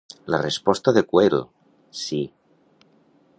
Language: Catalan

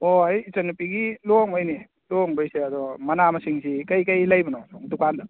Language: Manipuri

